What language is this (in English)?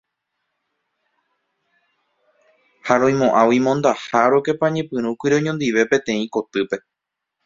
Guarani